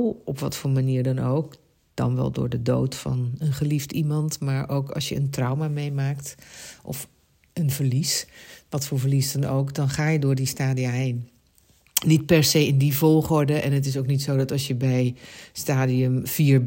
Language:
Dutch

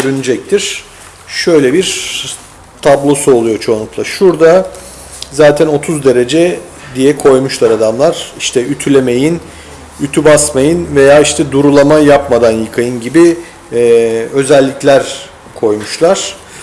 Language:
Turkish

